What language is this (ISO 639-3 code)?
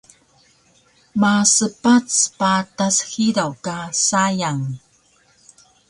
trv